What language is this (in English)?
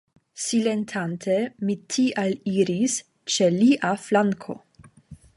Esperanto